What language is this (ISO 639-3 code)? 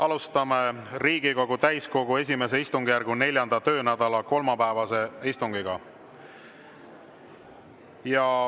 est